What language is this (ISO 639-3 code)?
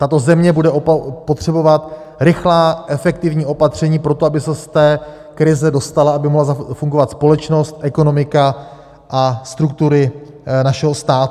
ces